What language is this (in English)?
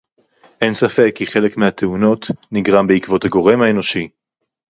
Hebrew